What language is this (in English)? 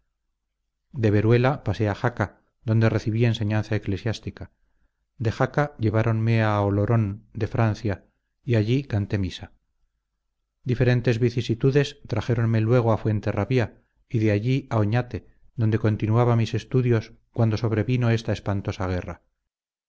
Spanish